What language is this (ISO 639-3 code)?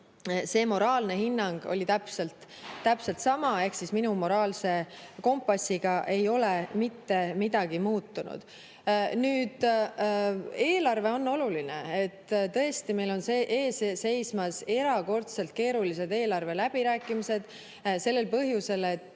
est